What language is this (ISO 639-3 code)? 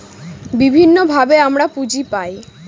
ben